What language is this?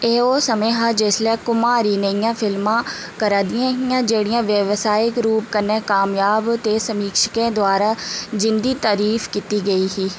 Dogri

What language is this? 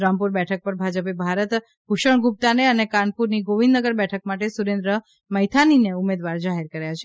Gujarati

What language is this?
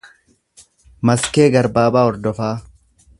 Oromo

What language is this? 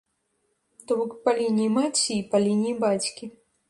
Belarusian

